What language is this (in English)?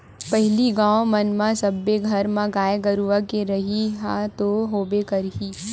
Chhattisgarhi